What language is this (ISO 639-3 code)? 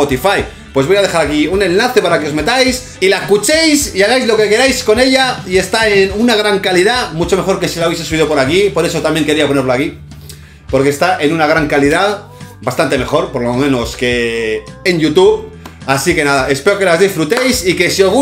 spa